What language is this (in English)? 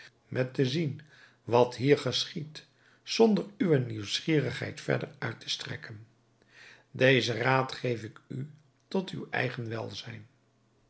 Dutch